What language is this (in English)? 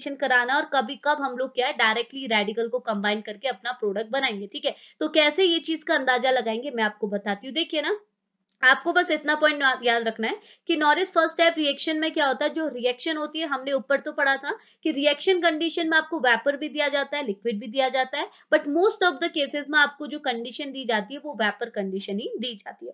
Hindi